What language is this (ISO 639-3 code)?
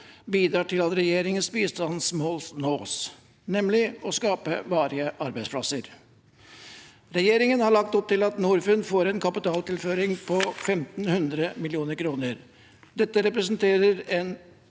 nor